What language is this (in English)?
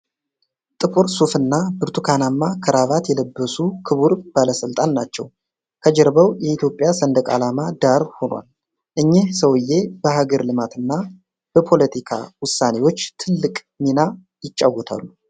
Amharic